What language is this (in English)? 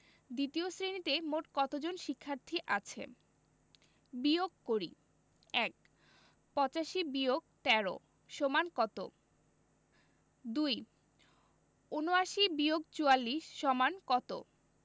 Bangla